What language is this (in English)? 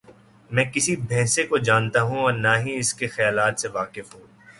Urdu